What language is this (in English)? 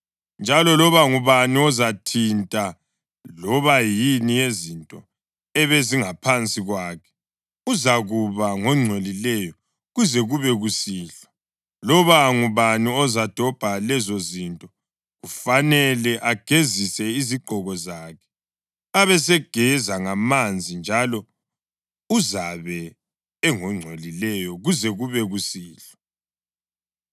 North Ndebele